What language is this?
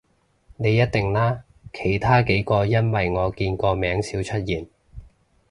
Cantonese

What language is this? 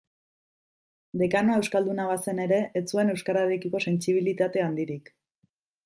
Basque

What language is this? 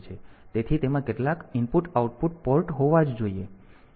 Gujarati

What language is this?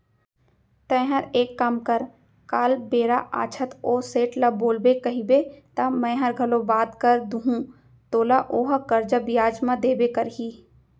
Chhattisgarhi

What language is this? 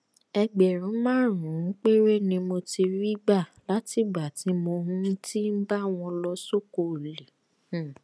Yoruba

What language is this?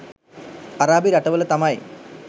Sinhala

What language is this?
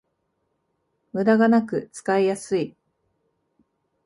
Japanese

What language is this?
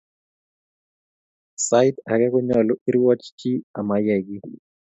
Kalenjin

